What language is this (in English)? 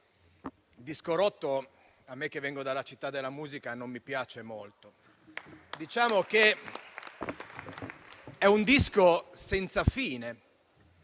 Italian